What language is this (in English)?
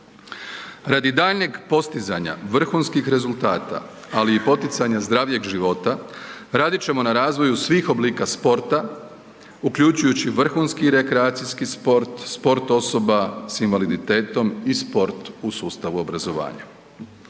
Croatian